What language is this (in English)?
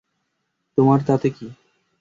Bangla